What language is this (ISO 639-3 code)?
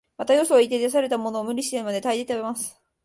jpn